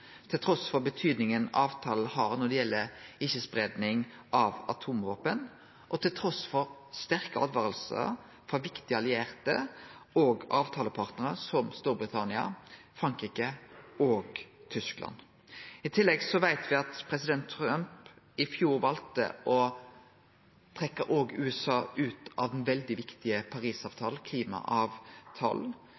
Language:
Norwegian Nynorsk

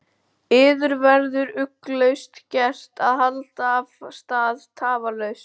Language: Icelandic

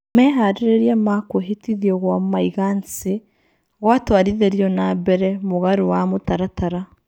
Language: Kikuyu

